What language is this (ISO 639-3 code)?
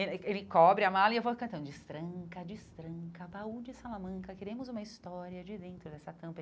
por